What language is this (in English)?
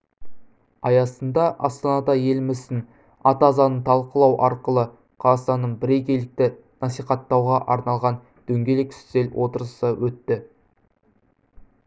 Kazakh